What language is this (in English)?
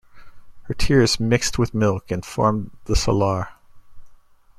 English